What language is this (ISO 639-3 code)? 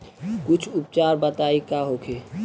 bho